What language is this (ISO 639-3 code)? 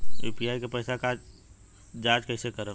bho